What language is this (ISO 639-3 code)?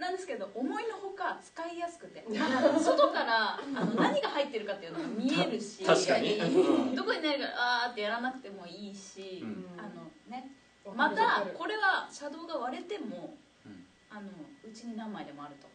jpn